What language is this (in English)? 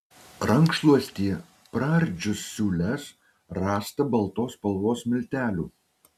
Lithuanian